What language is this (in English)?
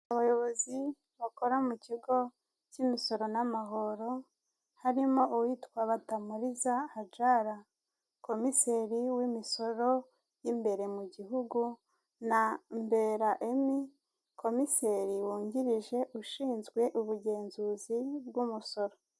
Kinyarwanda